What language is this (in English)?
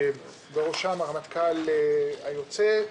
Hebrew